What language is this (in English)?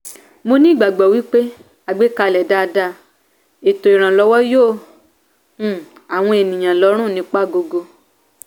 Yoruba